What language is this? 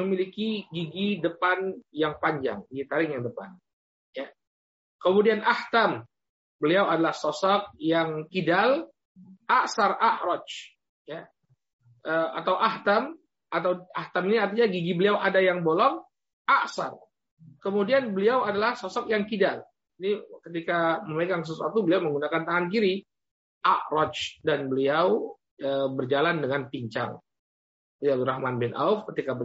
Indonesian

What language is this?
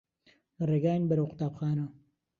Central Kurdish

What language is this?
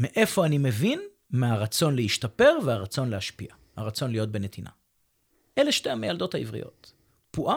Hebrew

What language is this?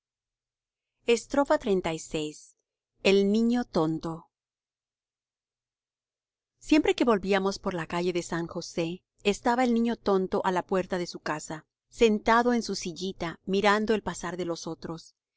Spanish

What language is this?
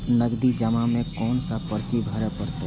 Maithili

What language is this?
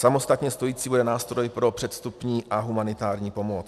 Czech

